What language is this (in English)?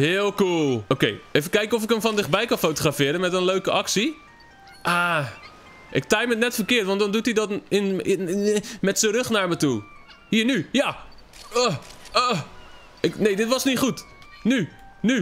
Dutch